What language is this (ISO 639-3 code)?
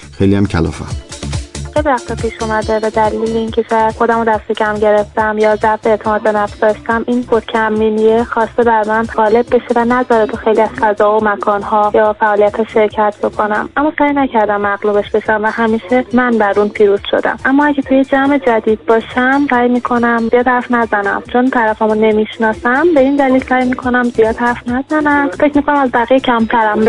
fas